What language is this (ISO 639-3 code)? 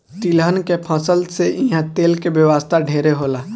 bho